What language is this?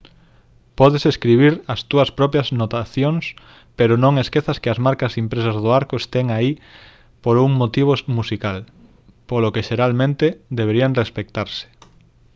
Galician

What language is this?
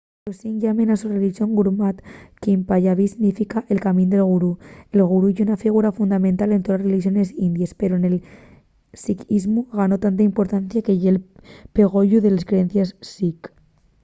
Asturian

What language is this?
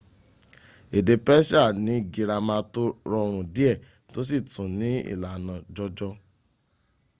Yoruba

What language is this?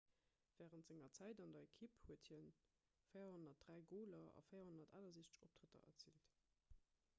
Luxembourgish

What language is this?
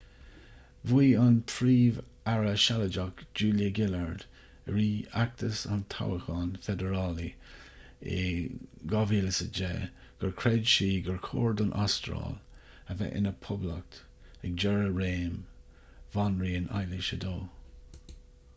Irish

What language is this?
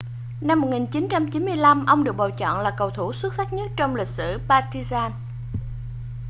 Vietnamese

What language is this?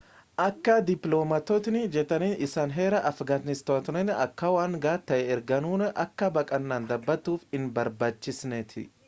Oromo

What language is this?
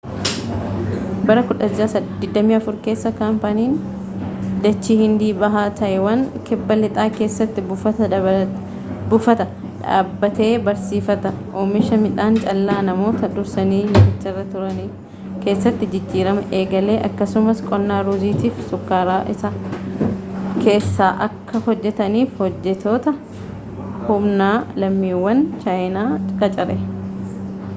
Oromo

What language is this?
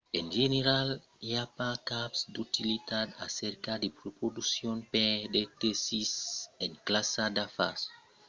Occitan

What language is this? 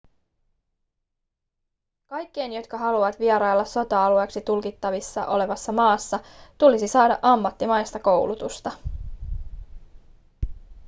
Finnish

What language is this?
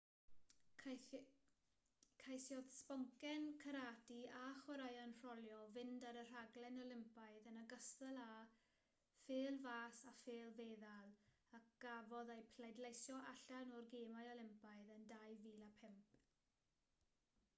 Welsh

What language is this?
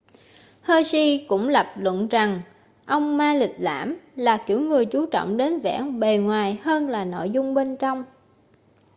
Vietnamese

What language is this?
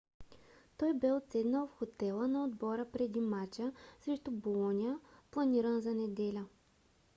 Bulgarian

